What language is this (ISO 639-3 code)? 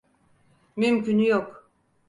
tur